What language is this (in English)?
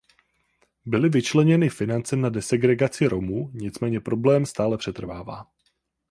Czech